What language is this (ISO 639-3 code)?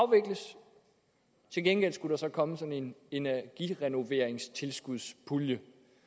dan